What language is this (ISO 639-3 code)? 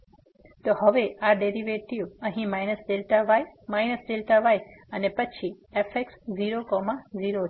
guj